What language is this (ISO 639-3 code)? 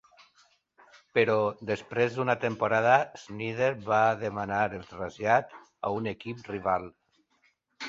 cat